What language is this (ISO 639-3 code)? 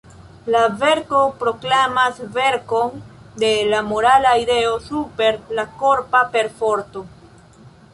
epo